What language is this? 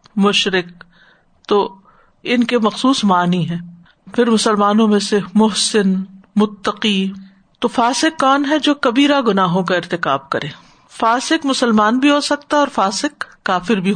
Urdu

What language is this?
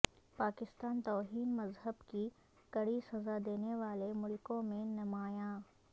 Urdu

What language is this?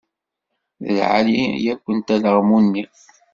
Kabyle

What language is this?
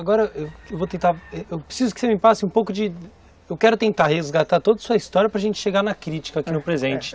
Portuguese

